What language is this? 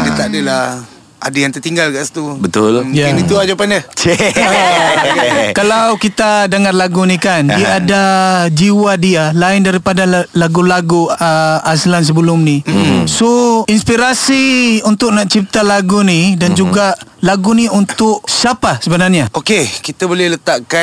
Malay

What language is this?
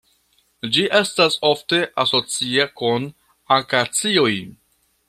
Esperanto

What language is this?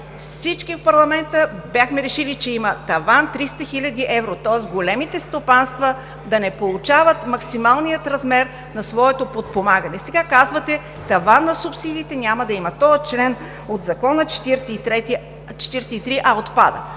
Bulgarian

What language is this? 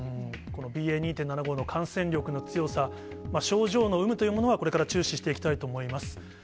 Japanese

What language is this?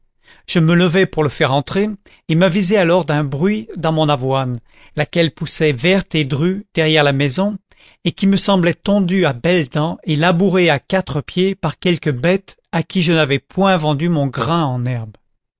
French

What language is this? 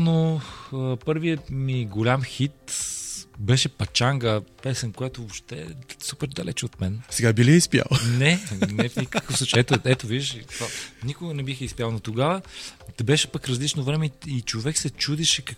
Bulgarian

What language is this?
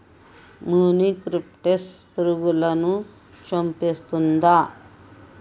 Telugu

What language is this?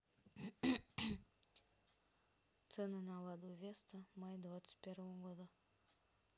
Russian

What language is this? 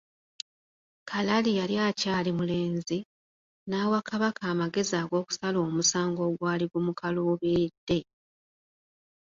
Ganda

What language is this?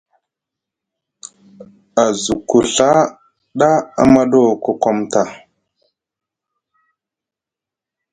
Musgu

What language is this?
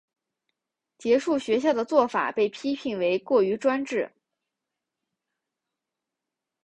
Chinese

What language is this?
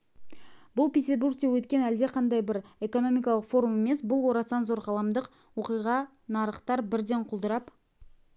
Kazakh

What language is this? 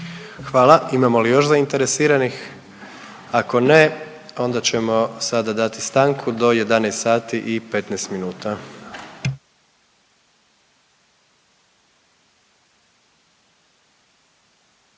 Croatian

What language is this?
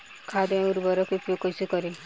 Bhojpuri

